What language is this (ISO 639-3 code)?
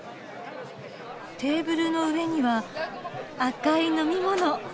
jpn